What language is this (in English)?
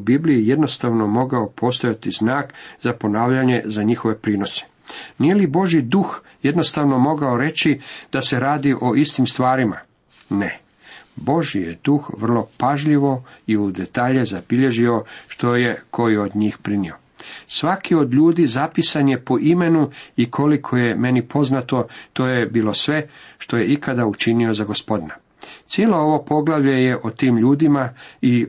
Croatian